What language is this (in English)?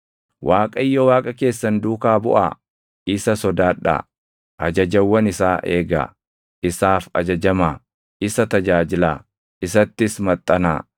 Oromo